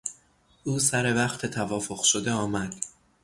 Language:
Persian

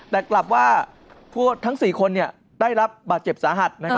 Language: Thai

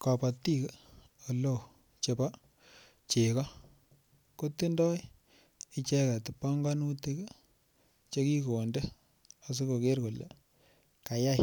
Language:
Kalenjin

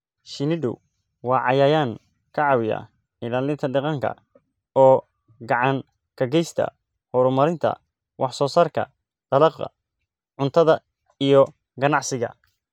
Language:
Somali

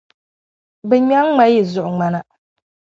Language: Dagbani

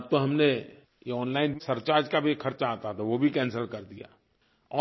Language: Hindi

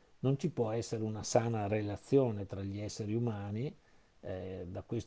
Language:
Italian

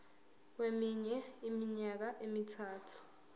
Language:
Zulu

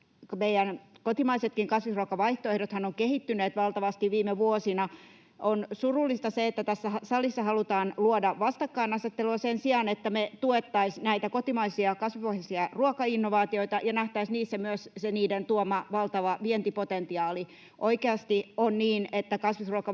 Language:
Finnish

